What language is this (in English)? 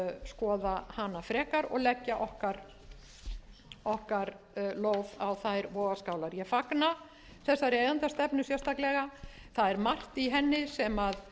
Icelandic